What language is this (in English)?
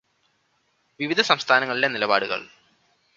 Malayalam